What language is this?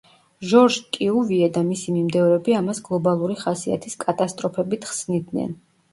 Georgian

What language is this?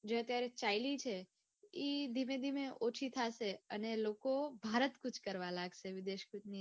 Gujarati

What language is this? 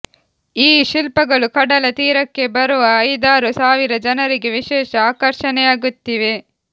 Kannada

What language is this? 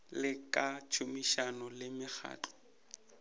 Northern Sotho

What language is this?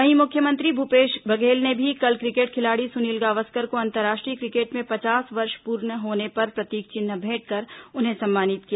Hindi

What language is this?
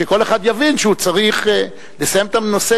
Hebrew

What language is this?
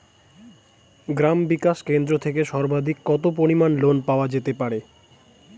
Bangla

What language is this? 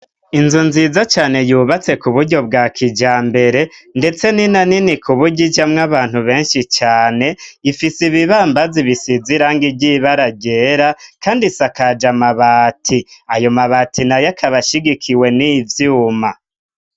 Rundi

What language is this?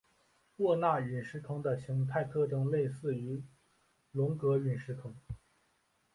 Chinese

